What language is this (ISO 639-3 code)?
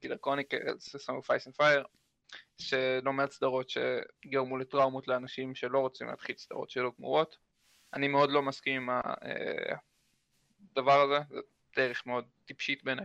heb